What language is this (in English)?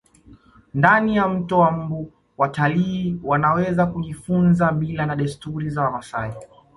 Swahili